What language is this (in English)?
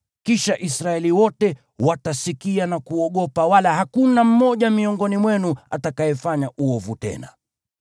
Swahili